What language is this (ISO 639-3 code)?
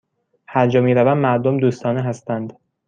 fas